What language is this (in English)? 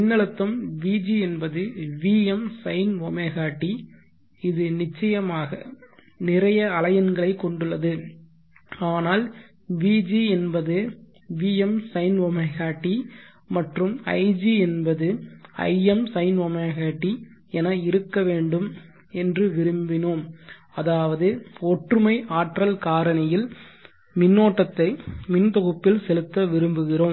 Tamil